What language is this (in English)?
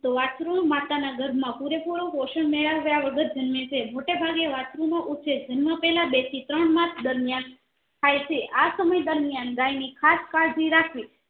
Gujarati